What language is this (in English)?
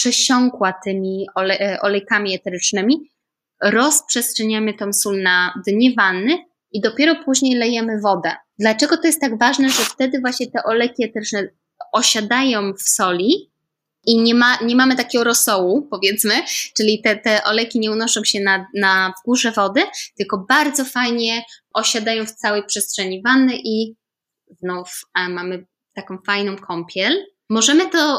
Polish